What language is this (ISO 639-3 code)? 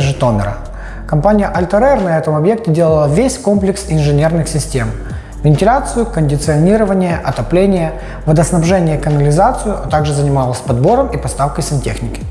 rus